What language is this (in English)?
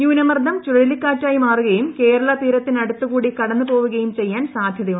Malayalam